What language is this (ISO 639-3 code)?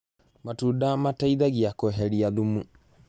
kik